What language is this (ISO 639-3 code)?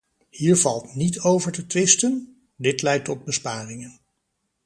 nld